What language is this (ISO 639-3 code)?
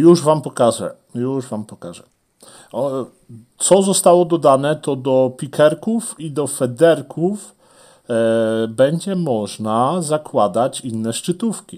pol